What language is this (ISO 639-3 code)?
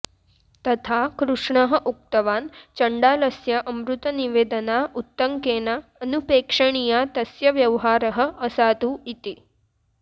san